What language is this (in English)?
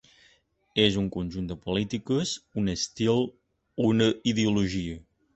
Catalan